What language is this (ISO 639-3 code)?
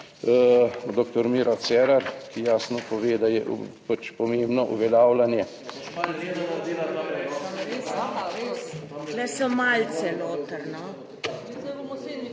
slv